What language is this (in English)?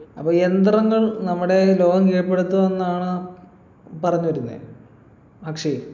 Malayalam